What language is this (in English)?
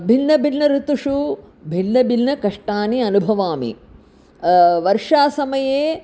Sanskrit